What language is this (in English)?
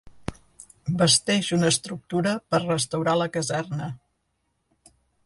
Catalan